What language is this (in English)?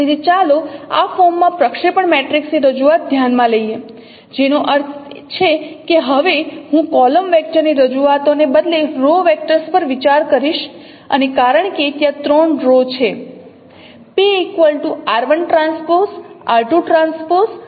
Gujarati